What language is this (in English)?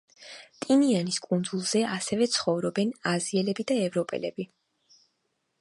Georgian